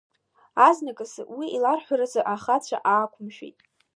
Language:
Abkhazian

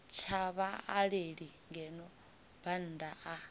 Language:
Venda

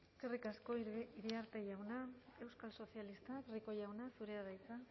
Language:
Basque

